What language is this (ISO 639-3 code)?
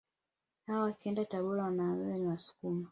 swa